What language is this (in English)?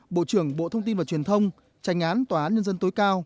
Vietnamese